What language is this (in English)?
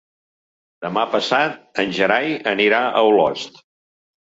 Catalan